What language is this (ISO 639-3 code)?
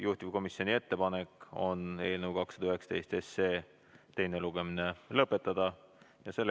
est